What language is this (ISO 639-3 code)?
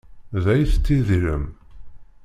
kab